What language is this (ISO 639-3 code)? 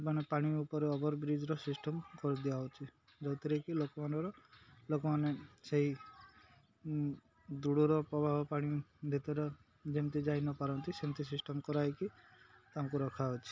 ori